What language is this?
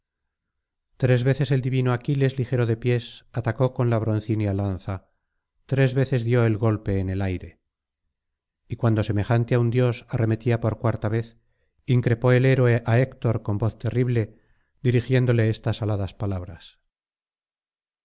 Spanish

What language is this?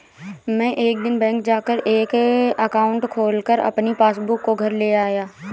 Hindi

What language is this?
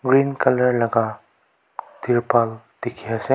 Naga Pidgin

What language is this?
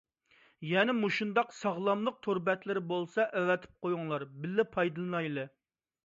Uyghur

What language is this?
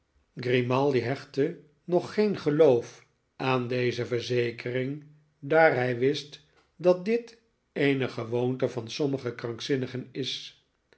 Dutch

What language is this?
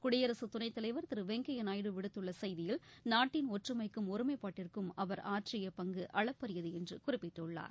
Tamil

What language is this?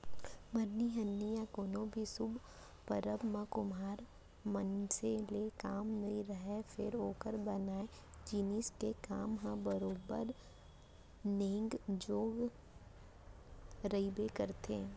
Chhattisgarhi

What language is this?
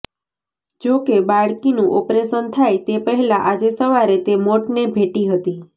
Gujarati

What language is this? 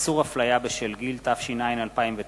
Hebrew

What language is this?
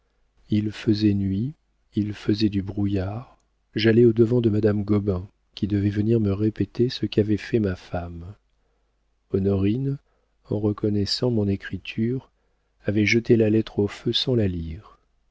French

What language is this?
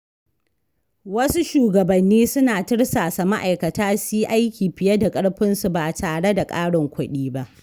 Hausa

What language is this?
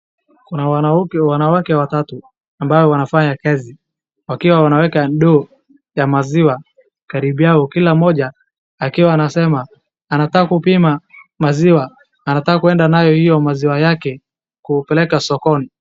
Swahili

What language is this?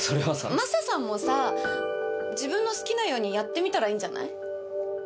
Japanese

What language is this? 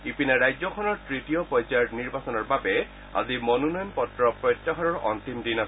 Assamese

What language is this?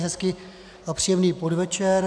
Czech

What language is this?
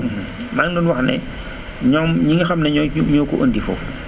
Wolof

